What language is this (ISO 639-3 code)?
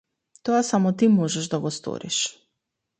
mkd